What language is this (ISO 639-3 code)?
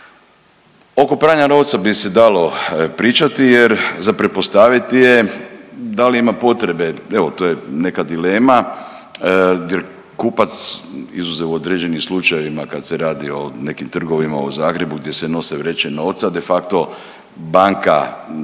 hrv